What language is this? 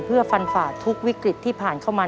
Thai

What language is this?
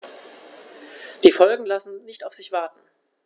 German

